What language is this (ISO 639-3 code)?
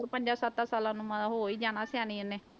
pan